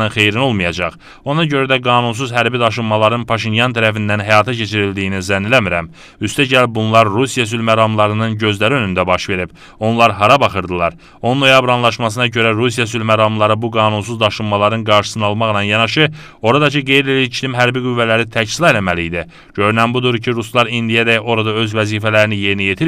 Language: Turkish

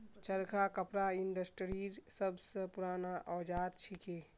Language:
Magahi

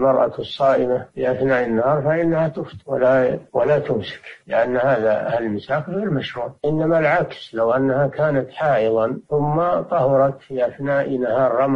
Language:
Arabic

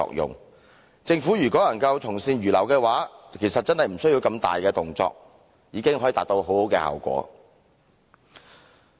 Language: Cantonese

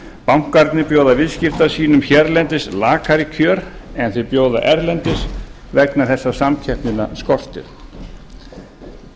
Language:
Icelandic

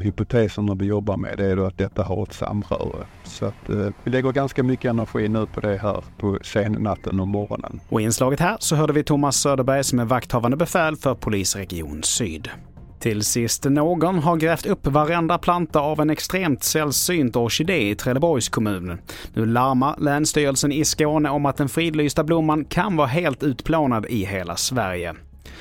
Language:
Swedish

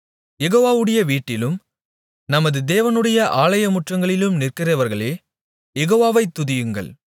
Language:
Tamil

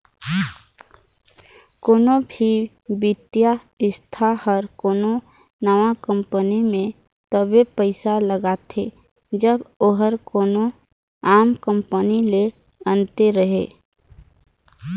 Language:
Chhattisgarhi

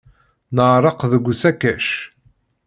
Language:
Kabyle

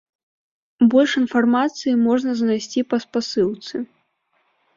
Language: Belarusian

